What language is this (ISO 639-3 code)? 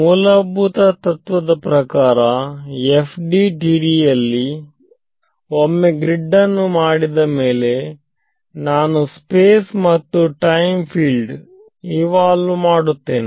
kan